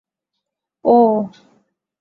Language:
Bangla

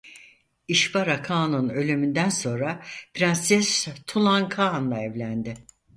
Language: Turkish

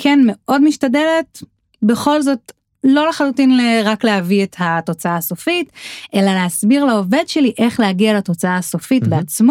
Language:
Hebrew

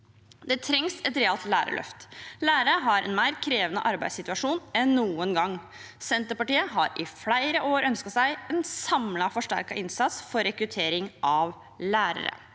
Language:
Norwegian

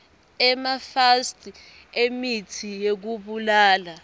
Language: Swati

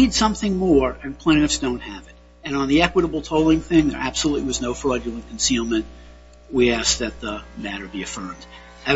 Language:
English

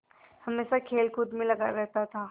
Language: Hindi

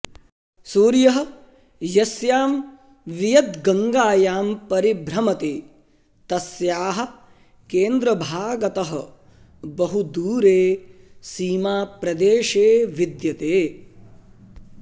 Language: Sanskrit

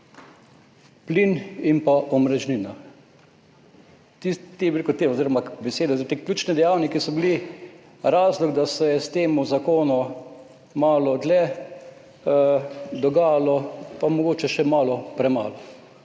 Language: Slovenian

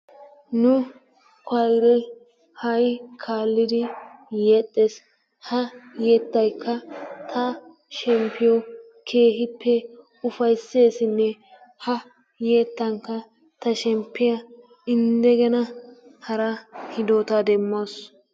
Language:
Wolaytta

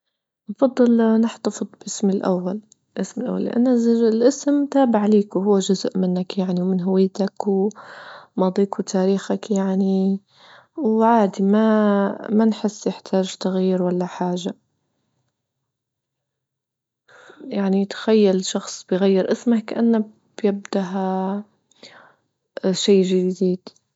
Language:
Libyan Arabic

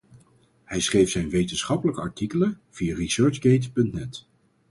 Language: Dutch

